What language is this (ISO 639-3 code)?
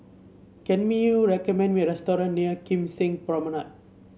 eng